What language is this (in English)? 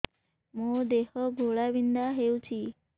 Odia